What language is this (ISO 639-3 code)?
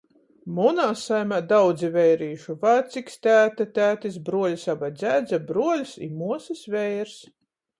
ltg